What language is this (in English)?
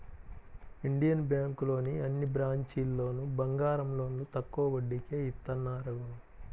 Telugu